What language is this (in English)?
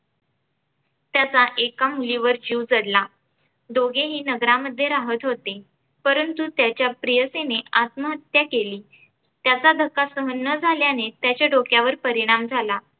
Marathi